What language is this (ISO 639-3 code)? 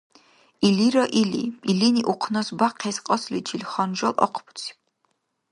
dar